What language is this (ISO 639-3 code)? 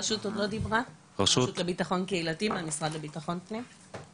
heb